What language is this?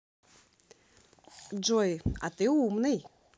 Russian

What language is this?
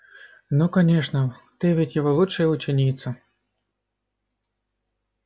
Russian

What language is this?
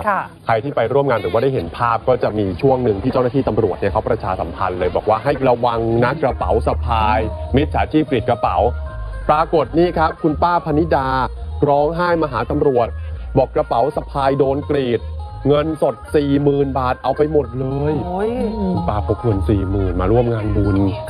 Thai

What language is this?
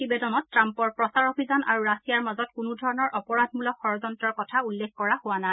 Assamese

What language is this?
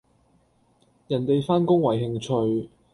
Cantonese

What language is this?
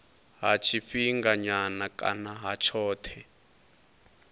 Venda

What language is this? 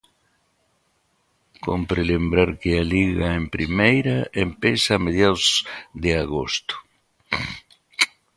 Galician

